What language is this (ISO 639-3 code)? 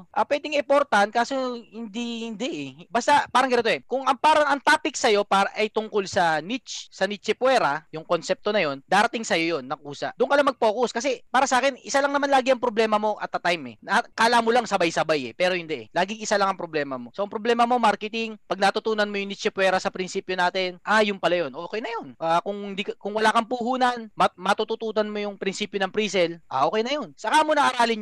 fil